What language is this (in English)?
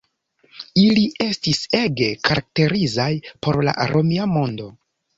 Esperanto